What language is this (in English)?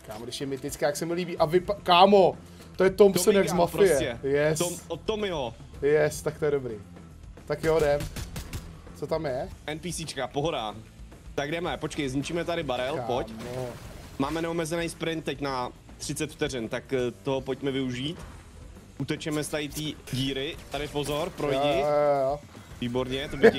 Czech